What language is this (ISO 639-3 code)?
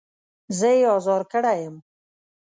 pus